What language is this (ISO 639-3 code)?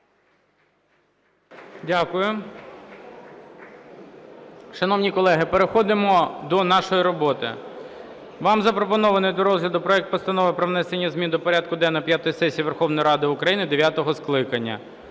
ukr